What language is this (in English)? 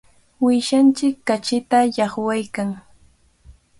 Cajatambo North Lima Quechua